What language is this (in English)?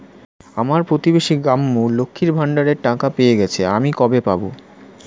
Bangla